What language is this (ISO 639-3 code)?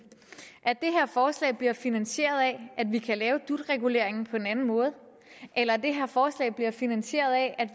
dan